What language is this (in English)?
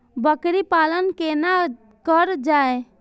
Maithili